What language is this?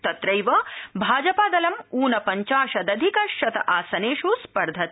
Sanskrit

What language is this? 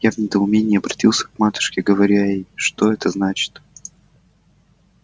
Russian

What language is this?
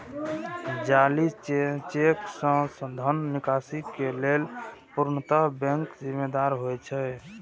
Maithili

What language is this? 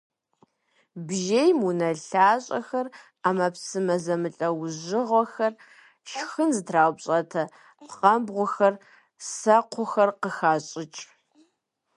Kabardian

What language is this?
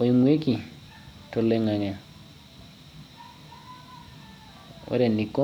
Masai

